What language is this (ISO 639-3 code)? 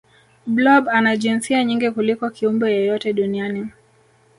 swa